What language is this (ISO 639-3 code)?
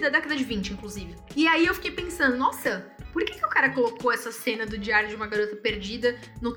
por